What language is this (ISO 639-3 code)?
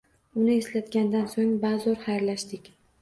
uzb